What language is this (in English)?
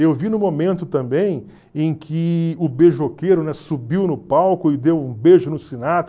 Portuguese